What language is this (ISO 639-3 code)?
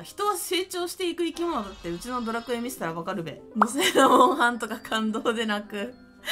jpn